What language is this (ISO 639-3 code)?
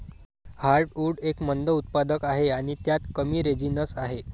mar